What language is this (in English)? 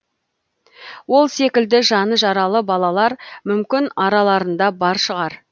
Kazakh